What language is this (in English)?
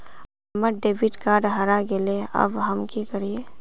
Magahi